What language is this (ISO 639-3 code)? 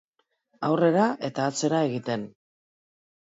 eus